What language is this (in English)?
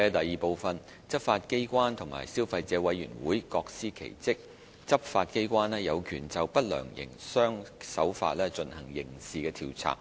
Cantonese